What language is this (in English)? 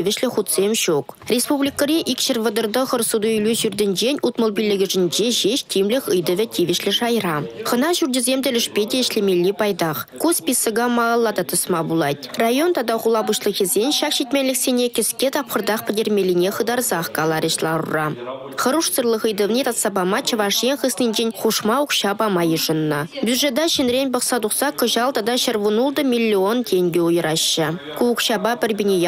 Russian